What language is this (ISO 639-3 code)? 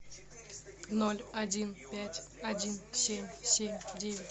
rus